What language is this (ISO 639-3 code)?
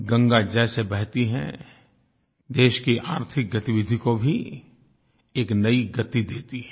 hin